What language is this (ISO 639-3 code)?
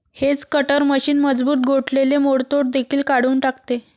mar